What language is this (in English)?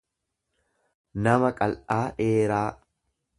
Oromo